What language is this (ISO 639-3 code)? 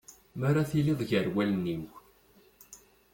kab